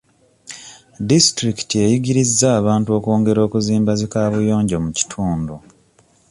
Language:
Ganda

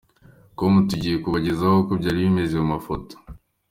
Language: Kinyarwanda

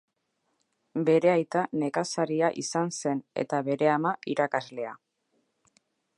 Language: Basque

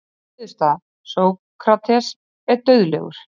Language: Icelandic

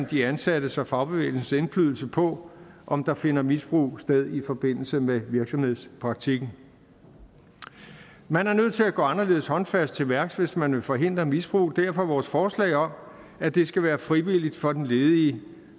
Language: Danish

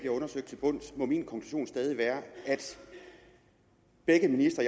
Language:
Danish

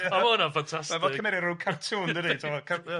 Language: Welsh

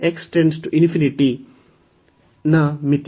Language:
Kannada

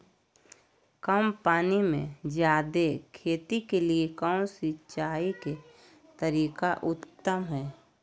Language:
Magahi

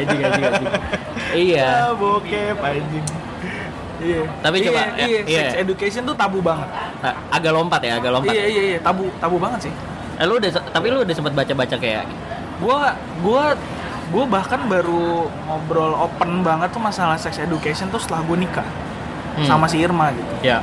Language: Indonesian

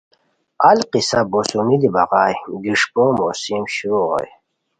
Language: Khowar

